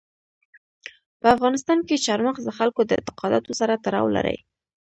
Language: Pashto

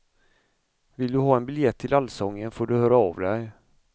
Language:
Swedish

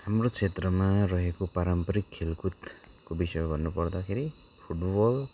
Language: Nepali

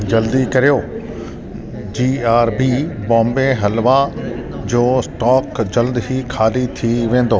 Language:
Sindhi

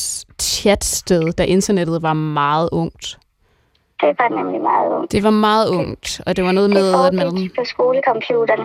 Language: Danish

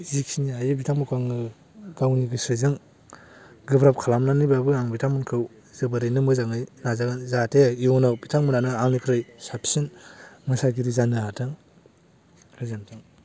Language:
Bodo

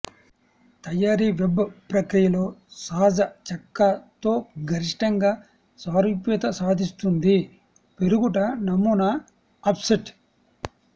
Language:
Telugu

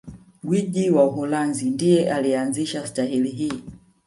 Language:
Swahili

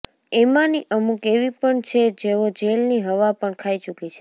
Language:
Gujarati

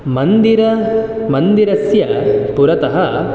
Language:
Sanskrit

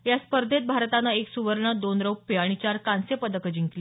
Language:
Marathi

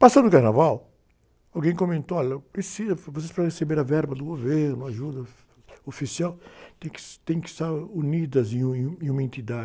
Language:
Portuguese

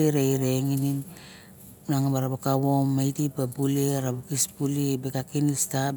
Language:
Barok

